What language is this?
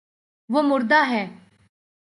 Urdu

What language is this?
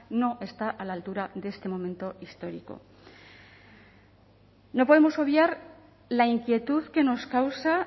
Spanish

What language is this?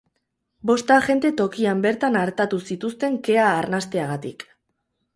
Basque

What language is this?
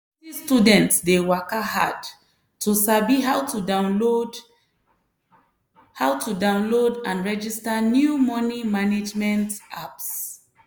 Nigerian Pidgin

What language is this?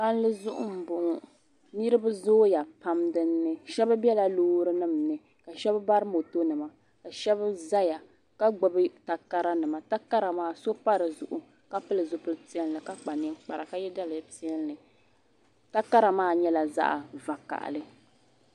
Dagbani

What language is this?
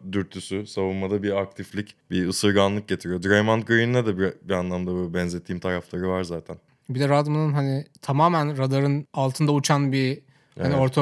Turkish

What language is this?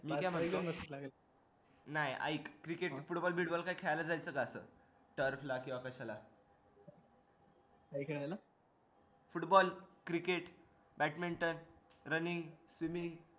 Marathi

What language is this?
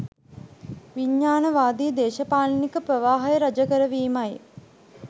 Sinhala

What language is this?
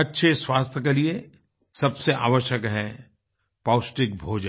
Hindi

